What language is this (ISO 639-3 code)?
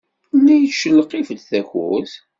kab